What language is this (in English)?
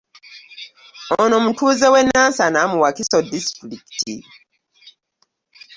Ganda